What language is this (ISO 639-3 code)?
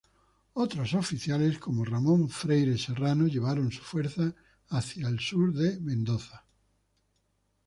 spa